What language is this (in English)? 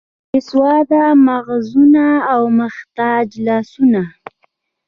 Pashto